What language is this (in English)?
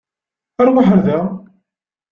Kabyle